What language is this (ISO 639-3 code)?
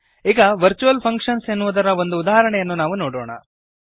kan